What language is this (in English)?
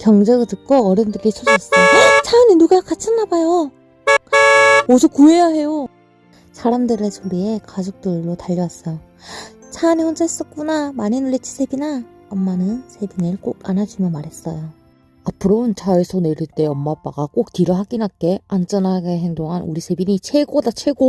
Korean